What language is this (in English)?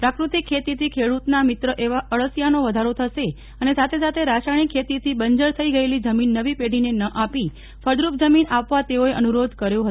Gujarati